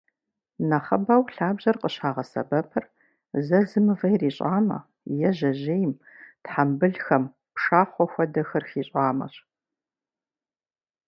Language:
Kabardian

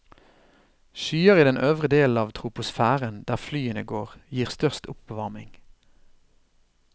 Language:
Norwegian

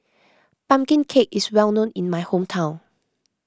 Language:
English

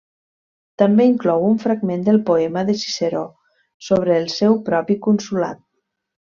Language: Catalan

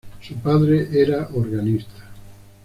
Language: Spanish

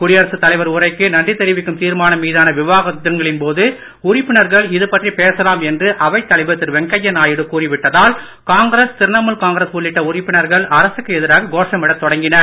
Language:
Tamil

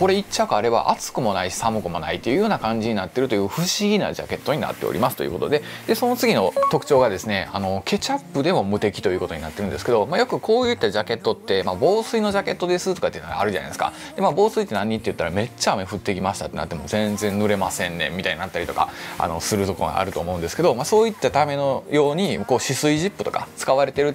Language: Japanese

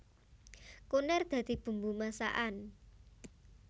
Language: Javanese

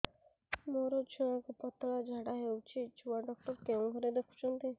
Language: Odia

